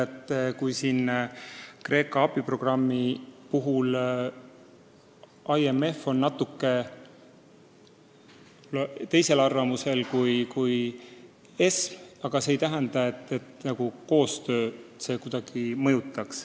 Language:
Estonian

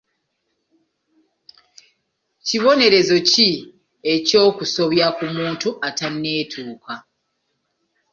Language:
Ganda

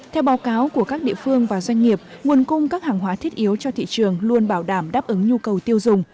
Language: Vietnamese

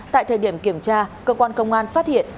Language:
Vietnamese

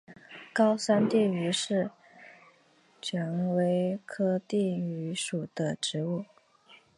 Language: Chinese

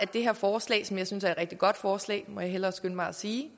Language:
Danish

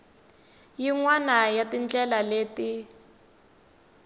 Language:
Tsonga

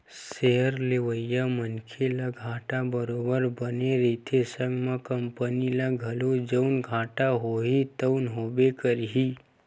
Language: Chhattisgarhi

